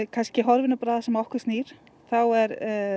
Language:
Icelandic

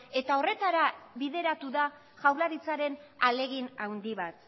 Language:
Basque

